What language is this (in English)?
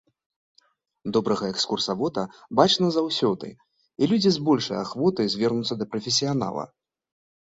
Belarusian